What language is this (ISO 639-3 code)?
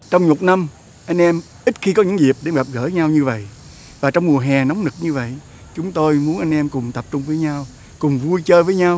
vie